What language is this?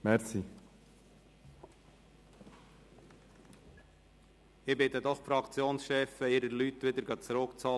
Swiss German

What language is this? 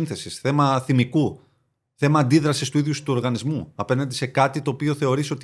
Greek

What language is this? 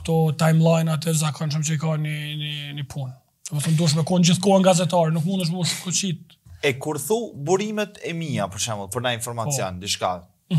Romanian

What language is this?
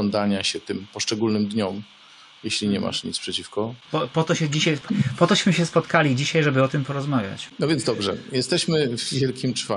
Polish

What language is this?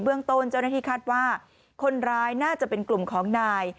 Thai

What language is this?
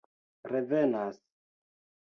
Esperanto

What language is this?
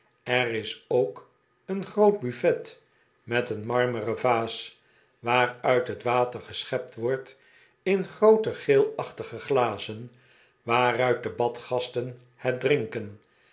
Dutch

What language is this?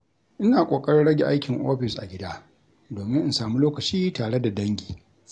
Hausa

